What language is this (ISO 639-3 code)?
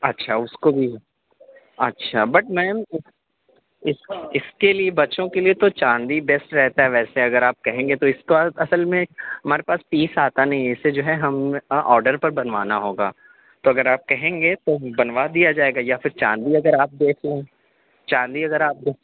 urd